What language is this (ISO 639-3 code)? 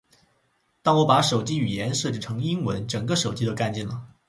zho